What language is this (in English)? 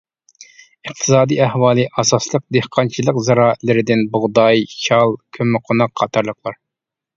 Uyghur